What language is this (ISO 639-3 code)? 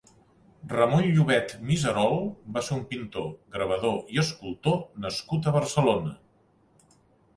cat